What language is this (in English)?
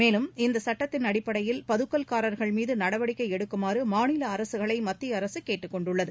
Tamil